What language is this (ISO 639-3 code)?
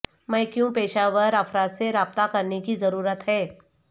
urd